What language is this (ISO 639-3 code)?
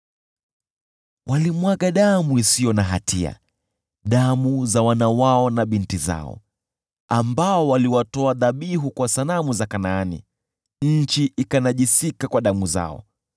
swa